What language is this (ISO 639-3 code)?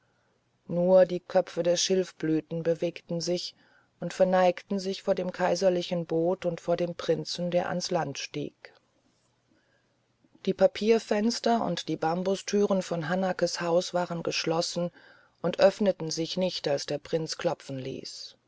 deu